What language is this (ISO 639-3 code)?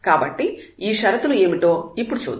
tel